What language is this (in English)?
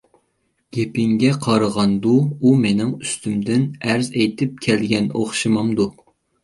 Uyghur